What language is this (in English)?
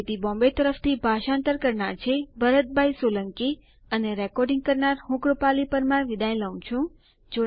Gujarati